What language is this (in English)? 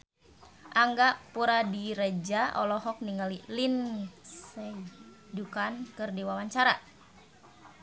Sundanese